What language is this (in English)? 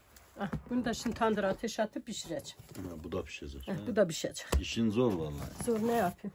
Turkish